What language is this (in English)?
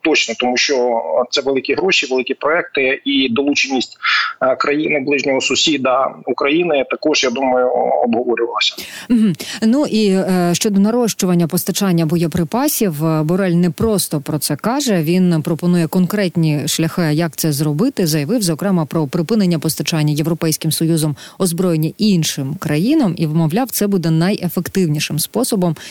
Ukrainian